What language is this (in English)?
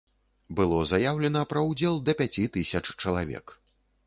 Belarusian